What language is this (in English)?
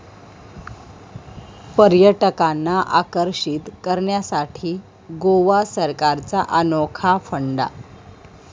Marathi